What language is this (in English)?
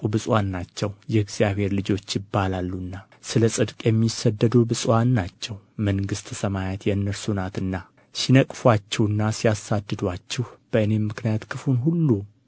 Amharic